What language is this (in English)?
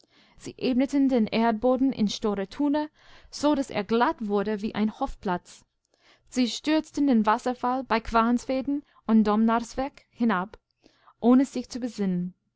German